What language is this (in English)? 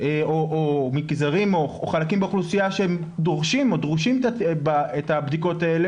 Hebrew